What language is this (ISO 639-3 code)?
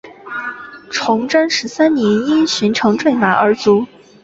zho